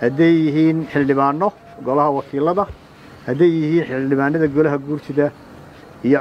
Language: Arabic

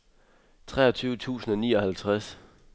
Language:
Danish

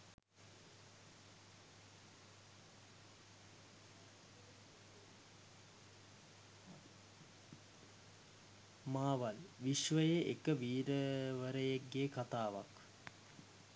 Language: Sinhala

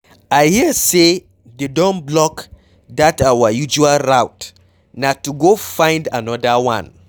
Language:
Nigerian Pidgin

